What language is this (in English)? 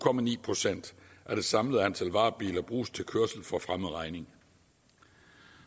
Danish